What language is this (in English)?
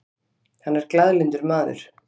Icelandic